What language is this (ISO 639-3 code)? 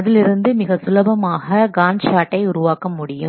tam